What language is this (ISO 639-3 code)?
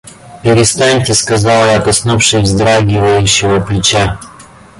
rus